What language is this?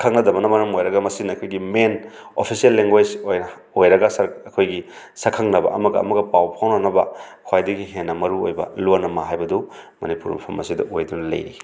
Manipuri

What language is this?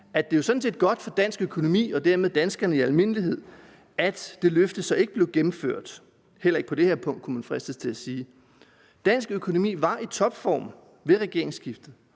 Danish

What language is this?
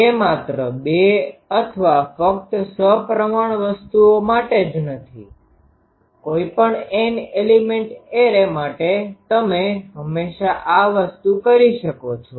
Gujarati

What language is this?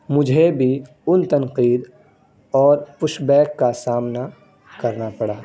Urdu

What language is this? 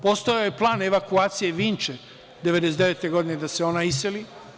Serbian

